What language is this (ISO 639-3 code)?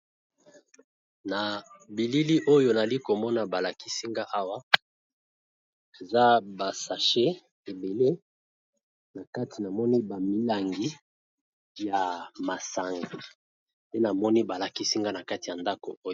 lin